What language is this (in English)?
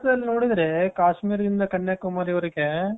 Kannada